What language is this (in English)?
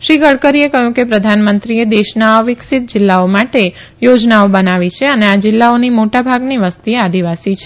Gujarati